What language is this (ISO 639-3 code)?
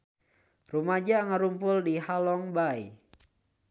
sun